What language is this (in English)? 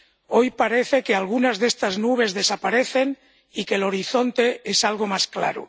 Spanish